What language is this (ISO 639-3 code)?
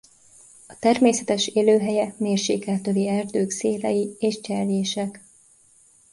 hun